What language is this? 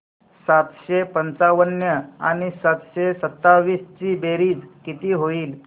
Marathi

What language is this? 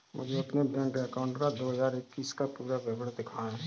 Hindi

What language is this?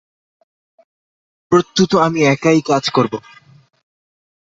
Bangla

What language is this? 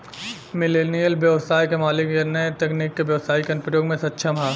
Bhojpuri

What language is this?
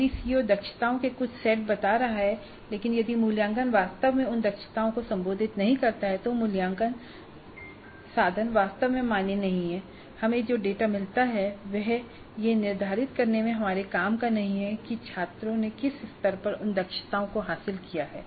Hindi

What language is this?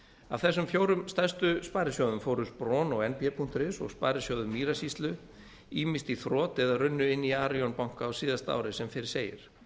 Icelandic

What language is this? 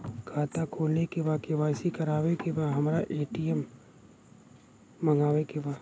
Bhojpuri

